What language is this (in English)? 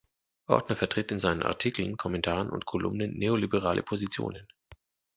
German